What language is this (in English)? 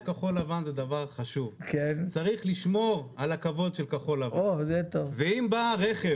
Hebrew